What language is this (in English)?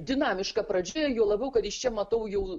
Lithuanian